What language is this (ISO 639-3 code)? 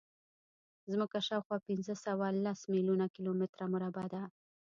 pus